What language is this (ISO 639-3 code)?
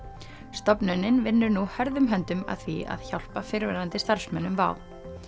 isl